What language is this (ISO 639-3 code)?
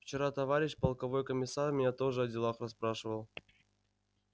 rus